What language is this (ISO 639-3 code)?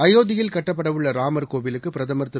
tam